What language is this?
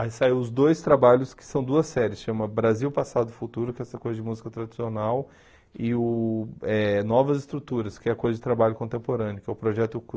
Portuguese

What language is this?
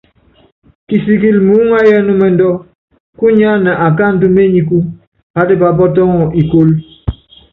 Yangben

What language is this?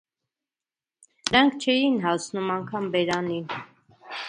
Armenian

